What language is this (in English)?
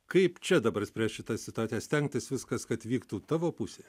Lithuanian